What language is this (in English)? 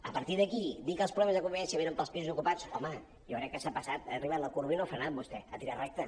Catalan